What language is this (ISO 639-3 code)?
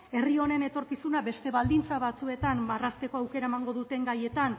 eus